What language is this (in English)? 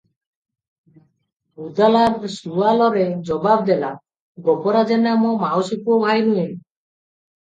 Odia